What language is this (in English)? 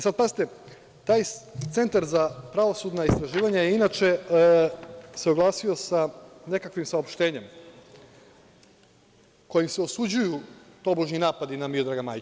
Serbian